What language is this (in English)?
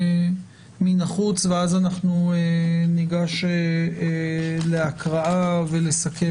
Hebrew